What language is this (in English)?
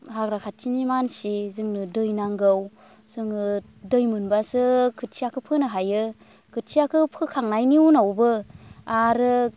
Bodo